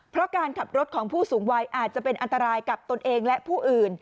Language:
Thai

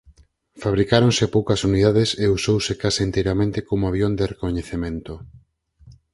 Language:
Galician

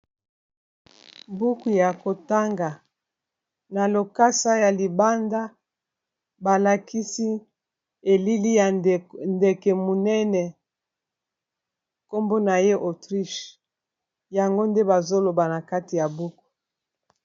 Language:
Lingala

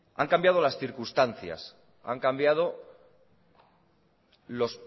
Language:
Spanish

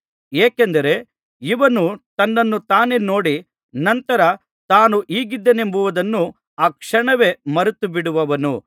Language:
Kannada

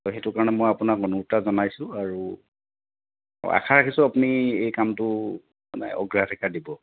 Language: Assamese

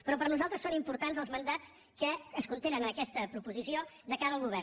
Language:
Catalan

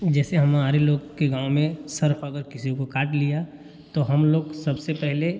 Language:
Hindi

